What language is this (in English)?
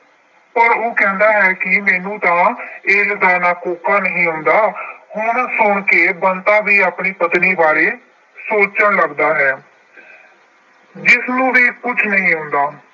Punjabi